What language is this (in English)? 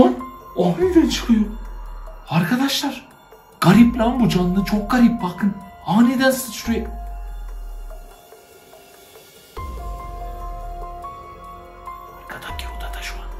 Turkish